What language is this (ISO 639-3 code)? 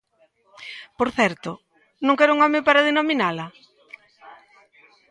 glg